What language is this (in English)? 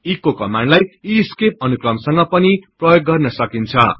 Nepali